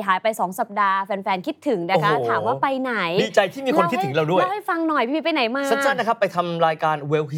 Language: Thai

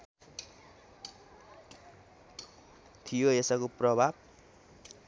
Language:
Nepali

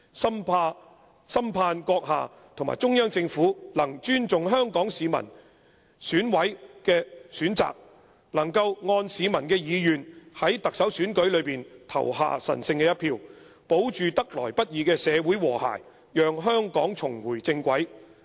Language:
Cantonese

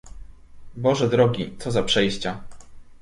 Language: Polish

